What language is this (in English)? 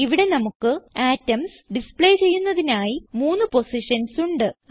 Malayalam